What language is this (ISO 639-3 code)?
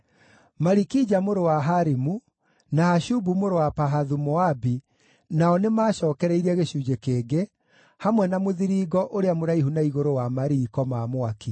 kik